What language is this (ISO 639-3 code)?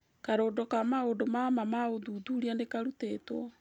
kik